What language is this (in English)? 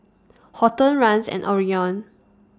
English